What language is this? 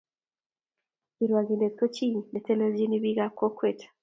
Kalenjin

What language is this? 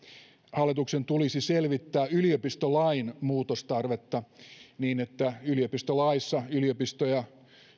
Finnish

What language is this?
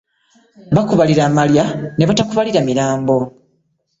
Ganda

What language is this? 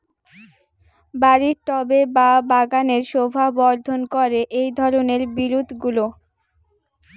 Bangla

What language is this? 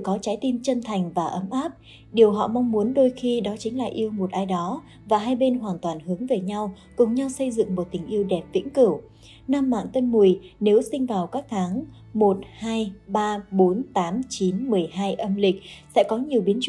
Vietnamese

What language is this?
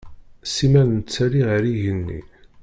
Kabyle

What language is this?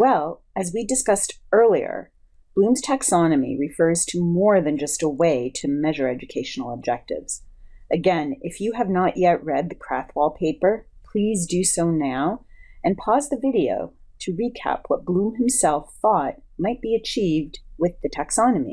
English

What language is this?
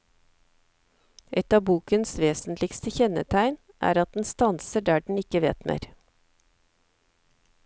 Norwegian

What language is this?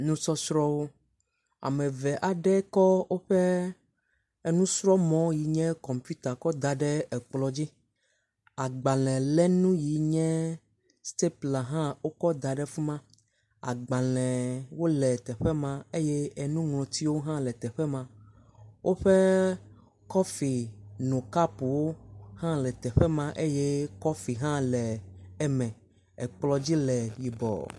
Ewe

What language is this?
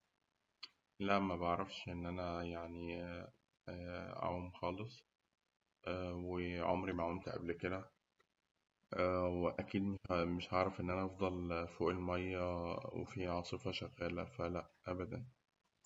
Egyptian Arabic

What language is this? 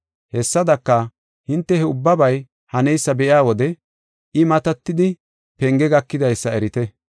Gofa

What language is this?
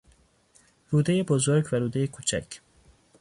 Persian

